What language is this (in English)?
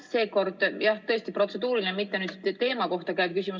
Estonian